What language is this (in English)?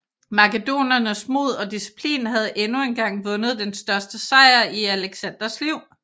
Danish